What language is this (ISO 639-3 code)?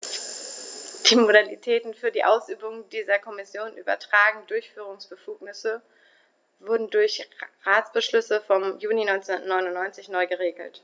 deu